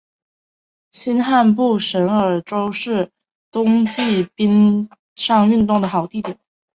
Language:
Chinese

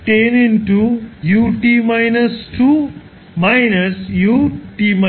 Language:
Bangla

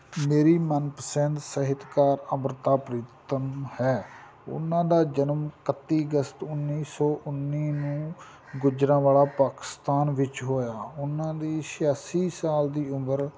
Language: Punjabi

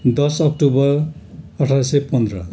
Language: Nepali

